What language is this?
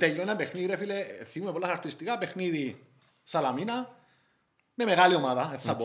Greek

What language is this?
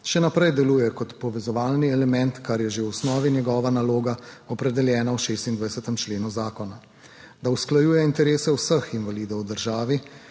Slovenian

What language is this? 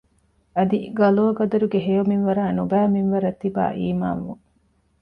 Divehi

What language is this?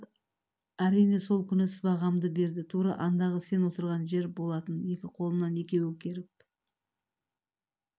Kazakh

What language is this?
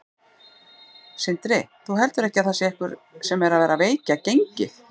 Icelandic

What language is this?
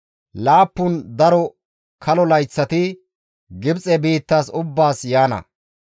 Gamo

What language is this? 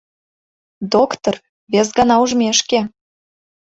Mari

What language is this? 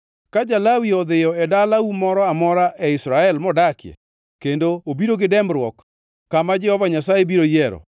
Luo (Kenya and Tanzania)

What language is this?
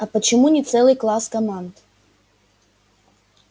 Russian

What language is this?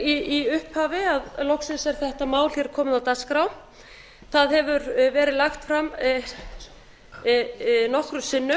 Icelandic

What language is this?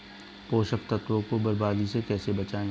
Hindi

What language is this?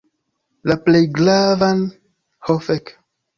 Esperanto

